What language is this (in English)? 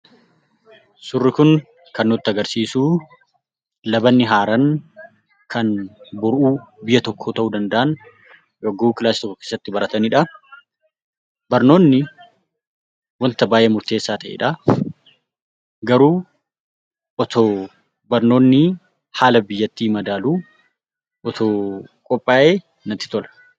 Oromo